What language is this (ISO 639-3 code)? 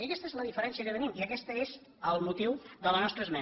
cat